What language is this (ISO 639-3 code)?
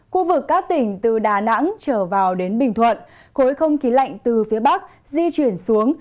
vie